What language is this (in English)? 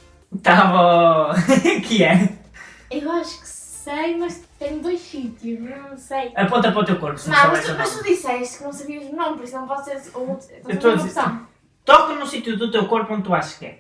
Portuguese